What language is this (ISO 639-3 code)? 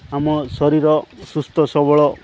ori